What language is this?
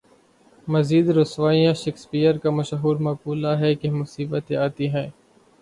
Urdu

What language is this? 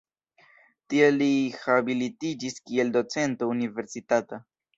Esperanto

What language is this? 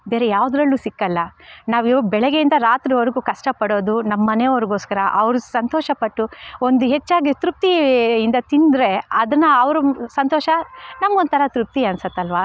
Kannada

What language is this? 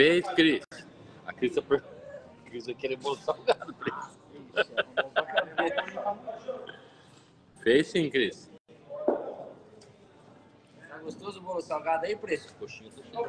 Portuguese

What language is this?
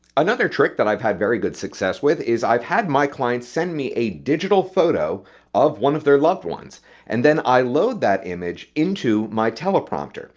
English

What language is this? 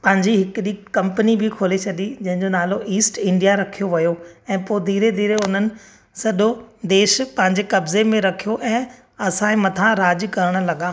Sindhi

